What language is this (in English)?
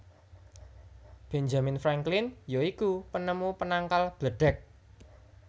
Javanese